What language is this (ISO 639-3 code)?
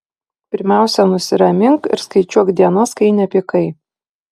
lit